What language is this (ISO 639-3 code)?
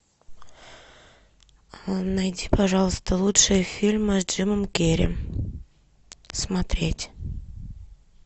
rus